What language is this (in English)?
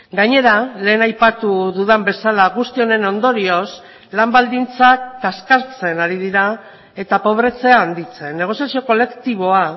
Basque